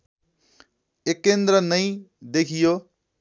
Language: Nepali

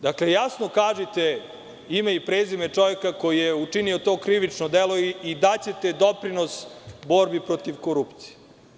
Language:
Serbian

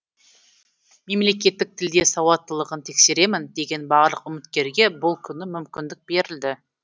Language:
Kazakh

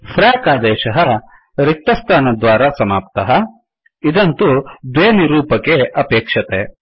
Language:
Sanskrit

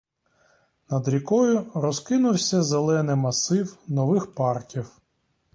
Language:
Ukrainian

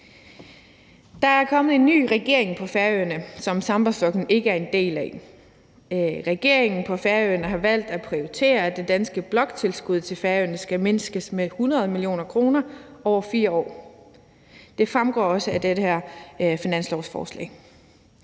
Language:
Danish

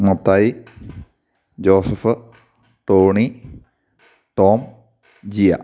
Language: Malayalam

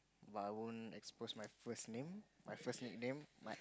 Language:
English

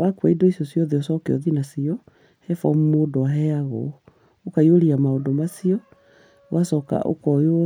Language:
Kikuyu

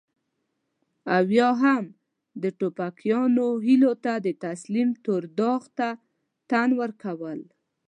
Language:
Pashto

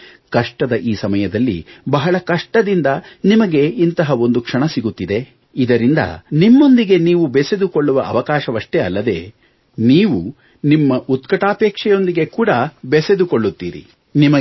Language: Kannada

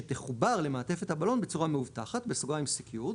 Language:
Hebrew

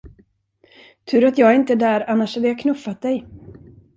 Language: Swedish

